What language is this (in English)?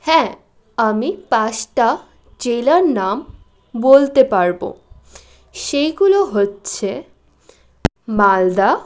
Bangla